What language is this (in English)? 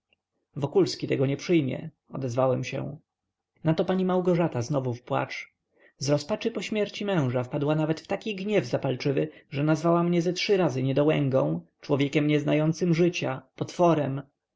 Polish